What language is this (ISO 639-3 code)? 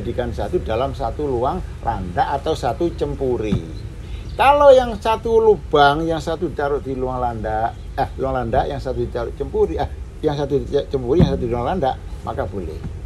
ind